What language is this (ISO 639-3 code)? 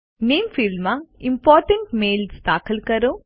guj